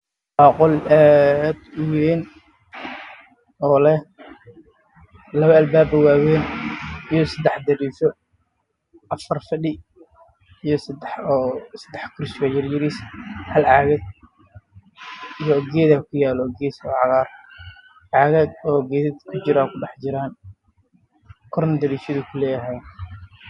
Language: Somali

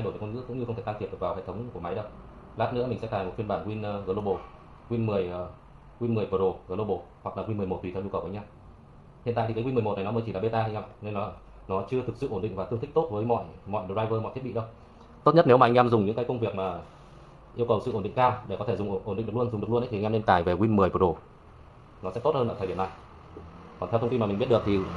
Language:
Vietnamese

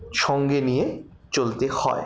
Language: Bangla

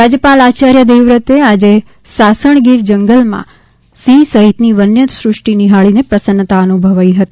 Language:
Gujarati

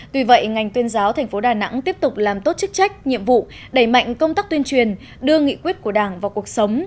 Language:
Vietnamese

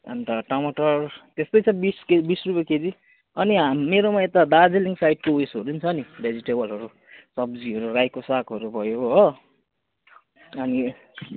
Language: Nepali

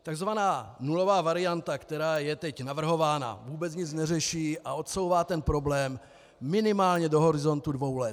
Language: Czech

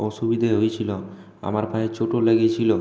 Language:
Bangla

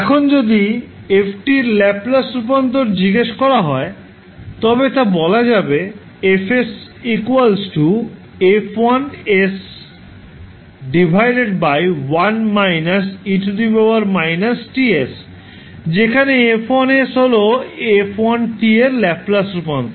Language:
Bangla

